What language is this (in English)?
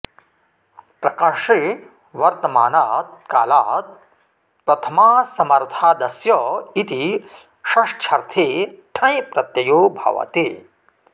Sanskrit